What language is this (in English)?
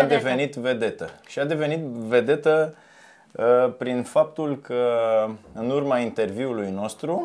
Romanian